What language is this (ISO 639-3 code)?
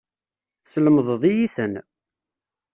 kab